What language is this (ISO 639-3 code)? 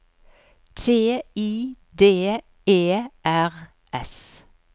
nor